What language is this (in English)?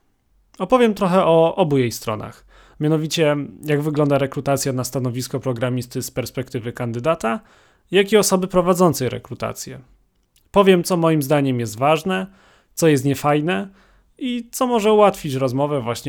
Polish